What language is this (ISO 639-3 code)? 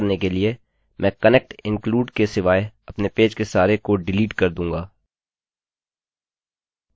hin